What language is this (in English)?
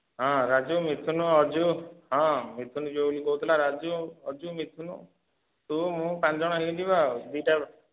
Odia